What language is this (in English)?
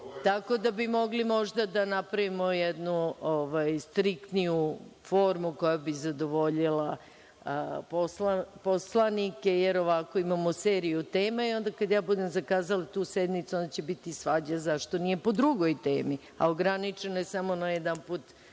Serbian